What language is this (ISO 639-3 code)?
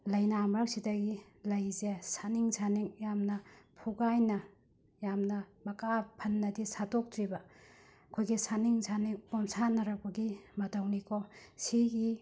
mni